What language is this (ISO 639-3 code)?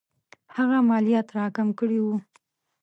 pus